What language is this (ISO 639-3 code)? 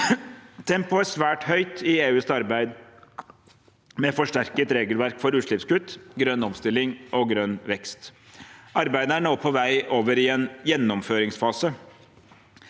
nor